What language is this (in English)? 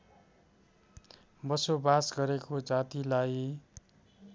Nepali